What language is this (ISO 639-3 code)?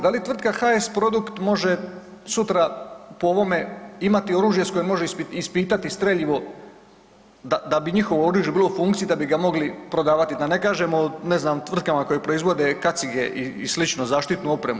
hrv